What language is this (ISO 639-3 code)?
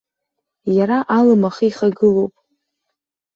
abk